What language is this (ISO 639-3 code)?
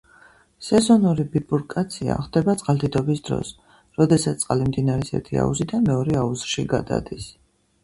kat